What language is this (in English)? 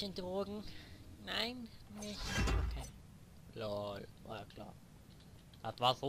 German